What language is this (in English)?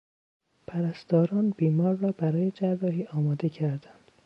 Persian